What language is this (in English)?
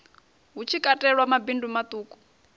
Venda